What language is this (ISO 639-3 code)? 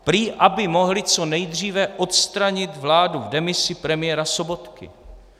ces